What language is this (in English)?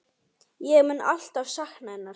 Icelandic